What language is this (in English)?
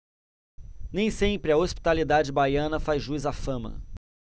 Portuguese